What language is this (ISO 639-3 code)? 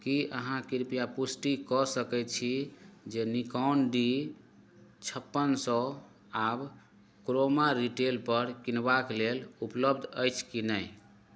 mai